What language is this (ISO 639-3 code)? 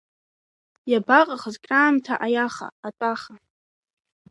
abk